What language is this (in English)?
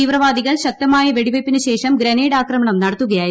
Malayalam